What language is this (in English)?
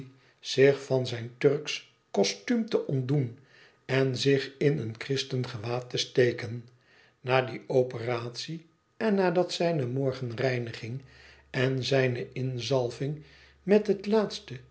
Dutch